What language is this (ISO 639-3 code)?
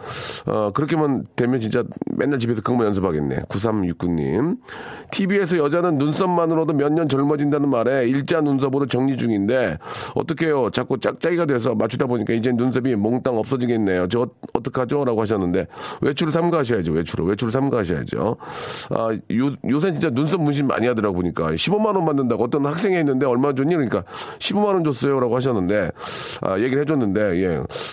kor